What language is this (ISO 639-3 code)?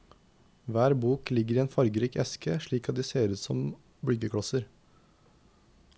nor